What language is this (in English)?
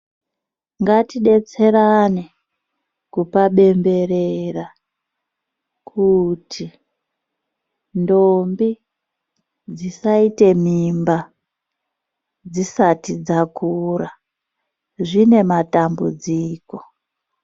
Ndau